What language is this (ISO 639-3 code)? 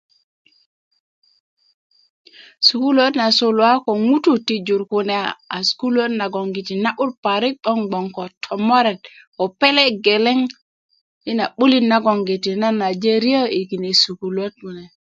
ukv